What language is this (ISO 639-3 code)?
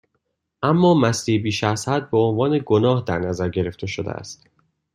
fas